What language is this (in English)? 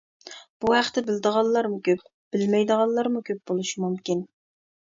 Uyghur